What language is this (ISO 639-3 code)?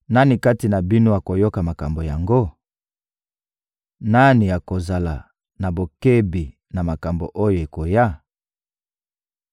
lin